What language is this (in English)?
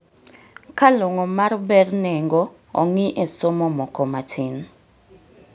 Luo (Kenya and Tanzania)